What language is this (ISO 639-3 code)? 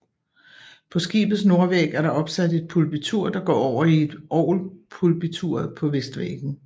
dan